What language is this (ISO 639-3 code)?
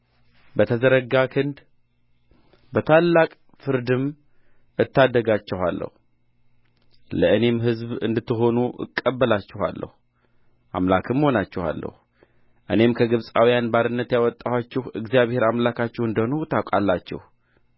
amh